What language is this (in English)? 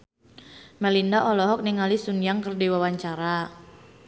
Sundanese